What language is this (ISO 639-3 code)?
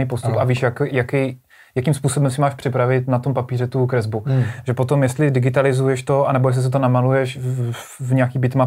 ces